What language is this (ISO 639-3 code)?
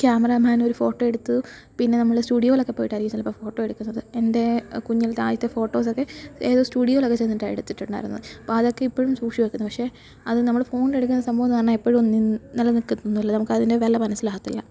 mal